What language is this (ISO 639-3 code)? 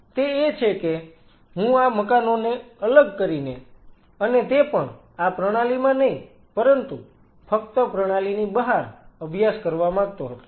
guj